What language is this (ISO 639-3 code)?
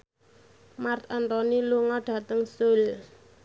jav